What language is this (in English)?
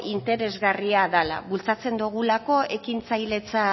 Basque